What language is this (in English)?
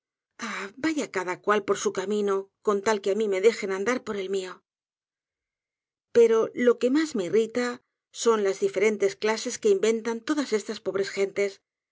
Spanish